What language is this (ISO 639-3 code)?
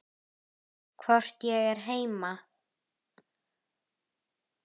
isl